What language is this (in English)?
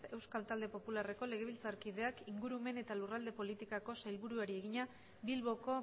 Basque